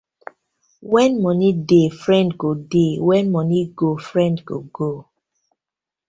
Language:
Nigerian Pidgin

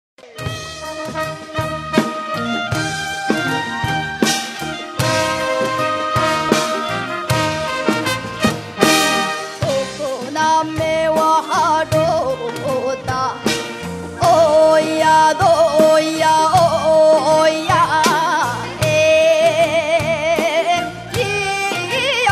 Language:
Thai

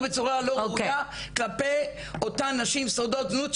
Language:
Hebrew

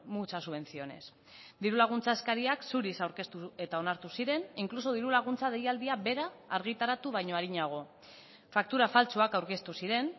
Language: Basque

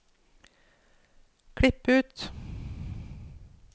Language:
Norwegian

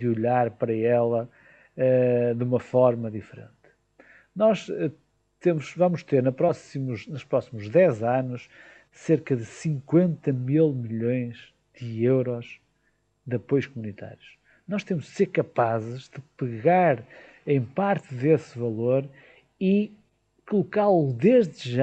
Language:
Portuguese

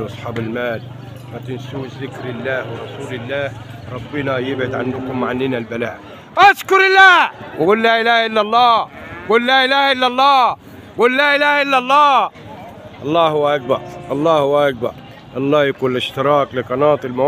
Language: Arabic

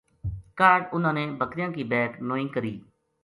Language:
Gujari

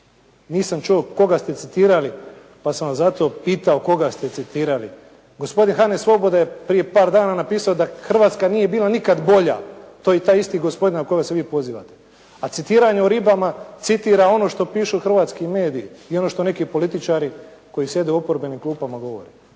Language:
Croatian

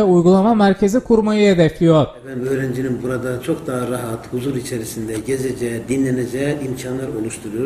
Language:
Turkish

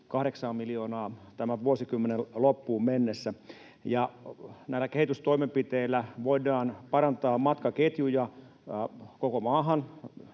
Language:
Finnish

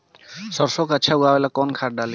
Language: Bhojpuri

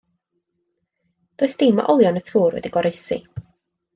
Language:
Welsh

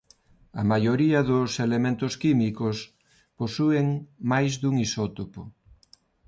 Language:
Galician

